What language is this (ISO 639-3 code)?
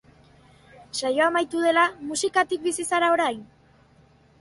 eus